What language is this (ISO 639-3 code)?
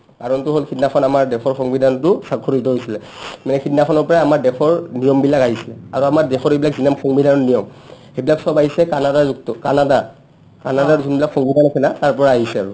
asm